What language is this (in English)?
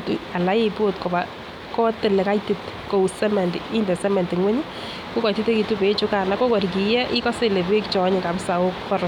Kalenjin